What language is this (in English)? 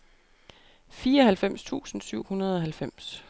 Danish